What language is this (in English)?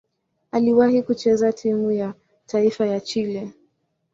Swahili